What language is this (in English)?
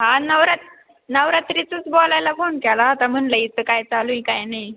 Marathi